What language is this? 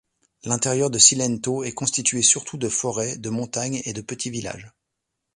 French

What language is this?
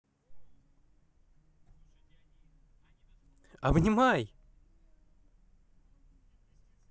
Russian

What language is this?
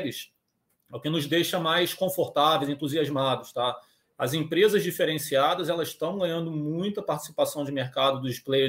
Portuguese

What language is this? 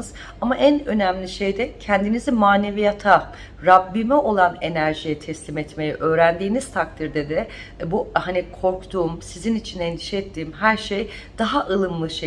Turkish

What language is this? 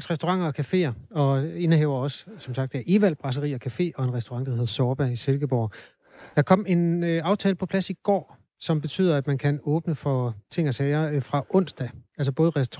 Danish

